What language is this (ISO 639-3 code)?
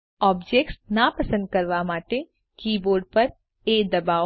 guj